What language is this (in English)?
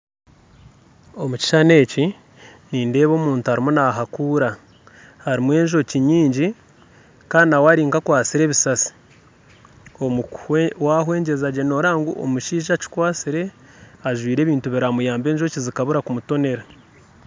Nyankole